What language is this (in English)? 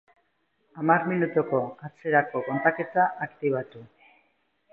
Basque